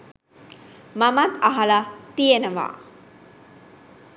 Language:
Sinhala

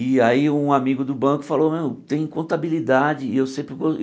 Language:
Portuguese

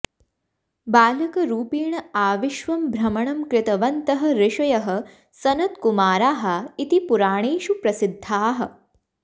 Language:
Sanskrit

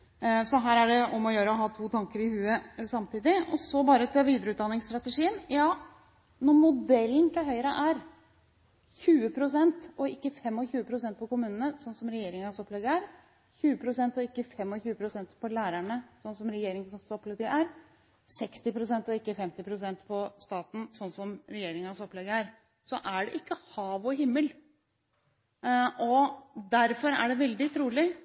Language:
Norwegian Bokmål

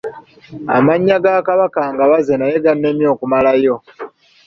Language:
Ganda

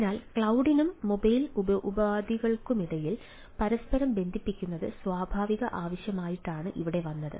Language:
Malayalam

